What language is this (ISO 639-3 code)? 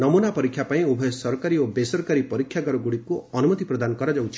ori